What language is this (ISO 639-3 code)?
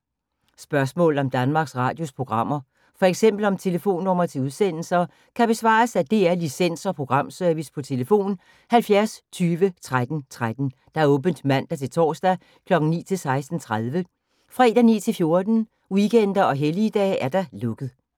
dan